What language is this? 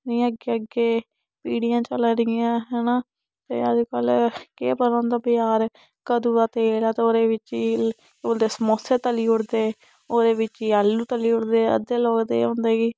Dogri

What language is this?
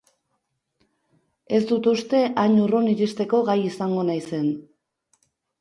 Basque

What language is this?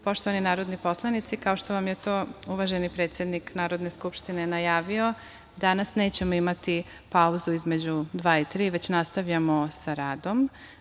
Serbian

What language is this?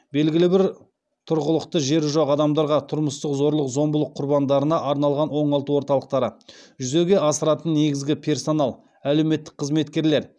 Kazakh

